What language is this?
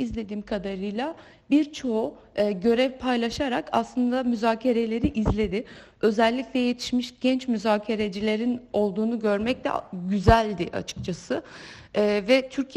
Turkish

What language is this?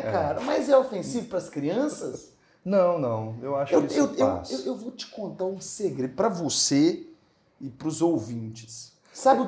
Portuguese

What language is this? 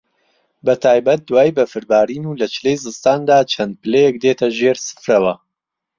Central Kurdish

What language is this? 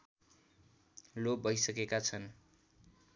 Nepali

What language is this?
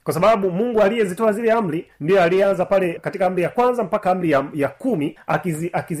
Swahili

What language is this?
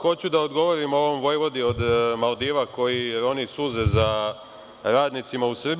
Serbian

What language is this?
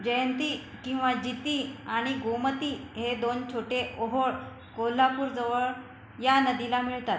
Marathi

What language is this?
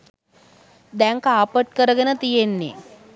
Sinhala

